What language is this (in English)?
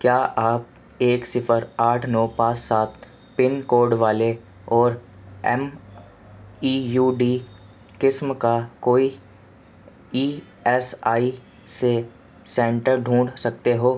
Urdu